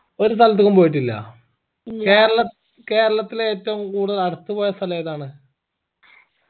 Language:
Malayalam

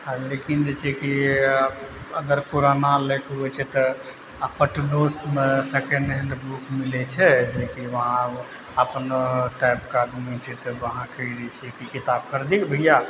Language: Maithili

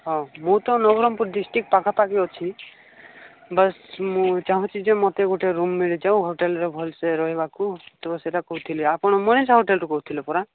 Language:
Odia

